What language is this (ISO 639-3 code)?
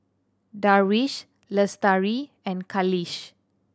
eng